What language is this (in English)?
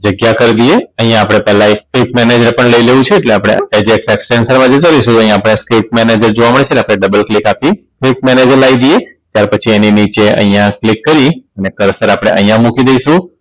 Gujarati